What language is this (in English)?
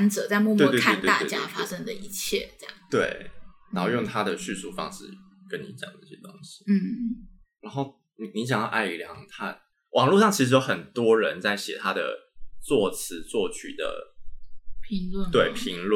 Chinese